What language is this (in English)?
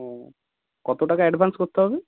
Bangla